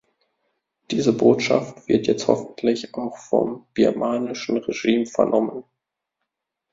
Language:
German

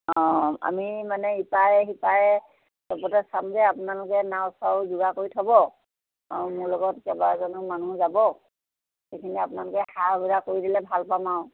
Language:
Assamese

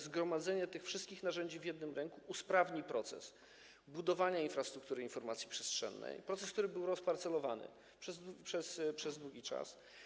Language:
Polish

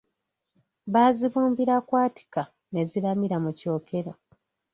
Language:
Ganda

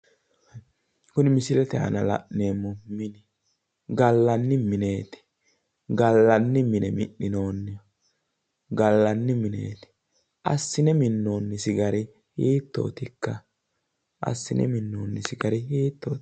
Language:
Sidamo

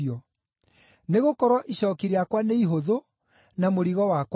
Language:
Kikuyu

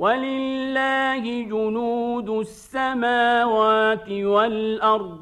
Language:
Arabic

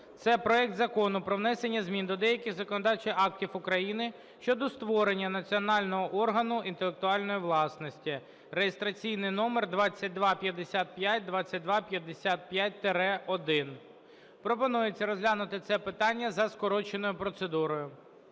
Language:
Ukrainian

